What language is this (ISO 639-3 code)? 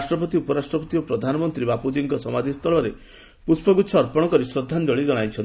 ori